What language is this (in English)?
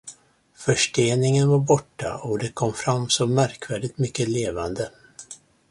Swedish